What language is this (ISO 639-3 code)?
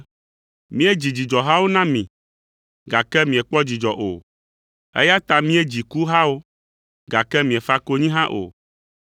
ewe